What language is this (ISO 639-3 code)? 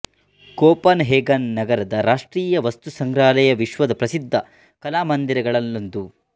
kan